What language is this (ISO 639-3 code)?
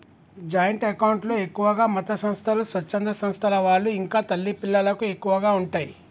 tel